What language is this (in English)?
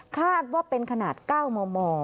Thai